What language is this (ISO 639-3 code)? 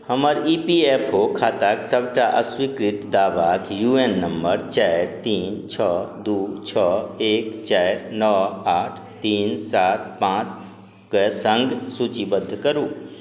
mai